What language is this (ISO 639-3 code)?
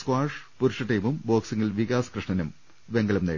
mal